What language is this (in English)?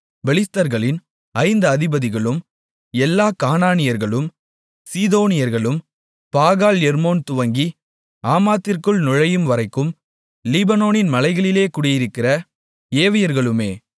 Tamil